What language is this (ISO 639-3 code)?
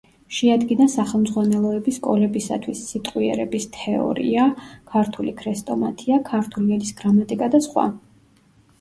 kat